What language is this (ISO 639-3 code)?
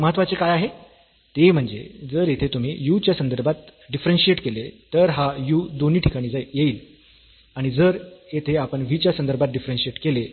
mar